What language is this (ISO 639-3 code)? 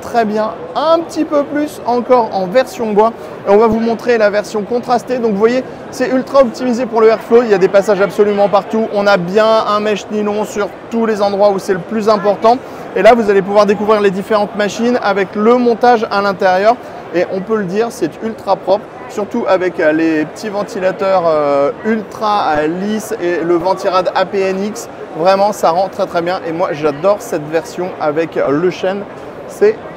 fra